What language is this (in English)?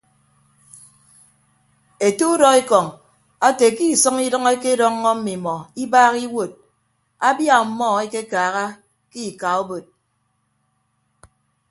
Ibibio